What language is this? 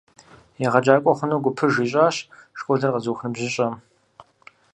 Kabardian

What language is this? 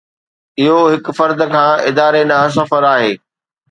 Sindhi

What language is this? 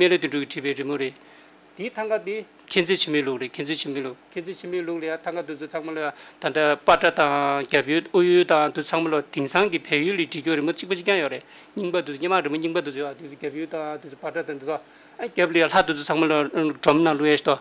Korean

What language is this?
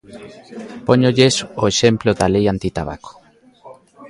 Galician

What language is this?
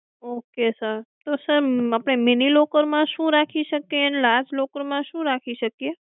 Gujarati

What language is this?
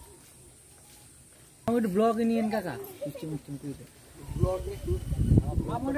Bangla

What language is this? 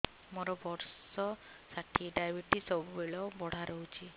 Odia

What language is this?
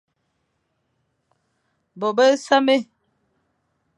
Fang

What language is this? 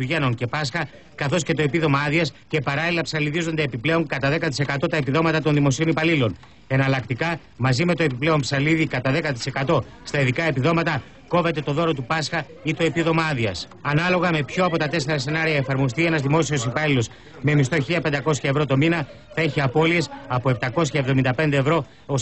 Greek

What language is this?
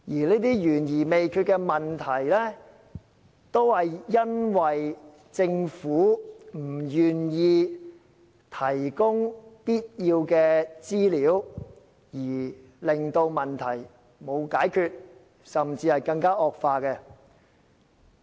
Cantonese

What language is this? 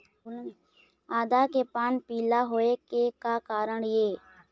Chhattisgarhi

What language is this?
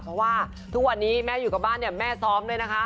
Thai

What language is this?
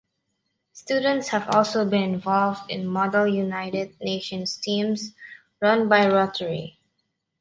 English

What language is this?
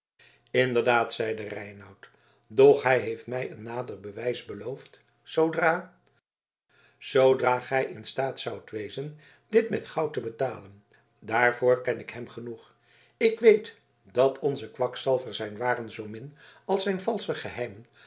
Dutch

